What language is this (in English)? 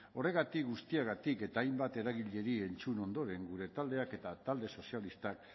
Basque